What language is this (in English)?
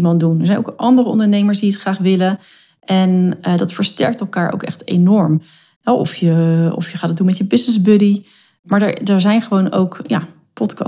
Dutch